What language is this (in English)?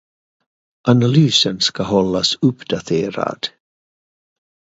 Swedish